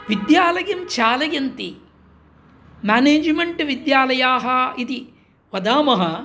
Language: Sanskrit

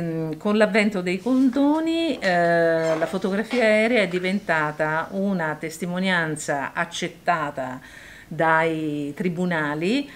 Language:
Italian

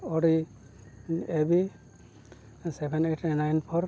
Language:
Santali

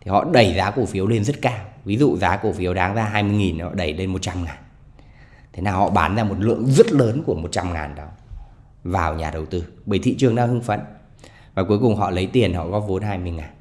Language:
Vietnamese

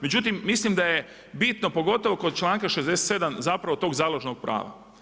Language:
Croatian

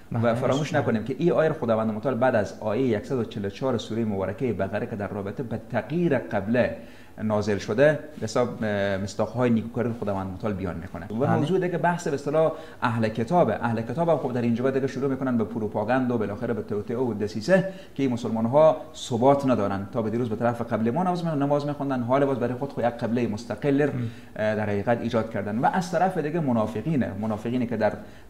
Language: Persian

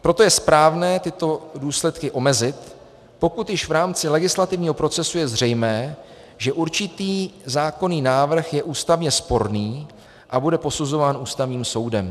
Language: Czech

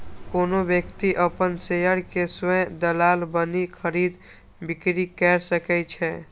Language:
Maithili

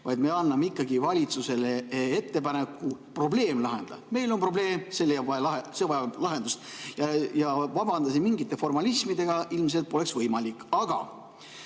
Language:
Estonian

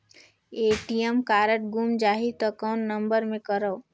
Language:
Chhattisgarhi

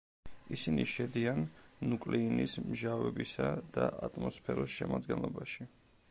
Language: Georgian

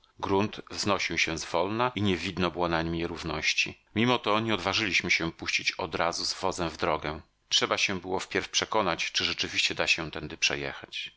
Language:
Polish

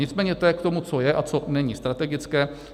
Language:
Czech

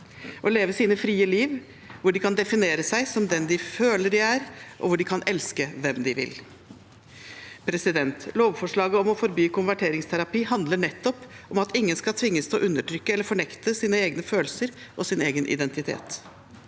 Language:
Norwegian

